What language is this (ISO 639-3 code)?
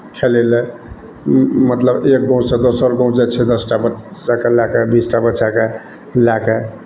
mai